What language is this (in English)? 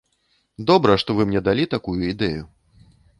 Belarusian